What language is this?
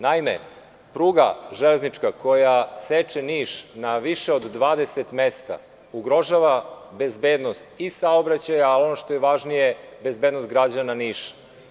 Serbian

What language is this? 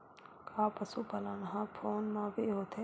Chhattisgarhi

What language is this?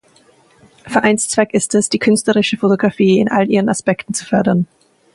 German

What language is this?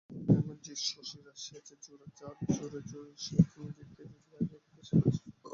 Bangla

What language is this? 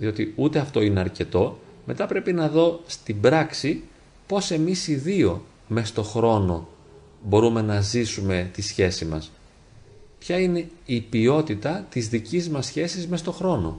Greek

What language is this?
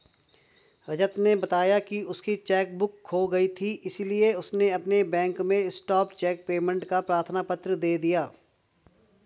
Hindi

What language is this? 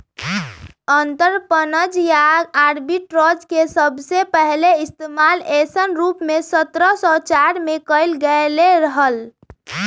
Magahi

